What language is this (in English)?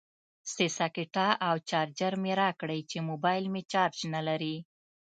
Pashto